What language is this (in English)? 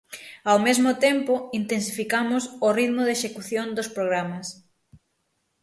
Galician